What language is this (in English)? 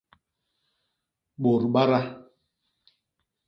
Basaa